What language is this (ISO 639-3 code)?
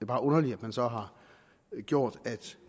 dan